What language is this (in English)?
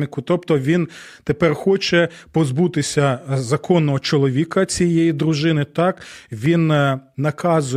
Ukrainian